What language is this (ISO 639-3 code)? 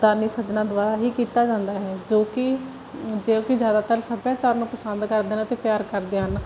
pan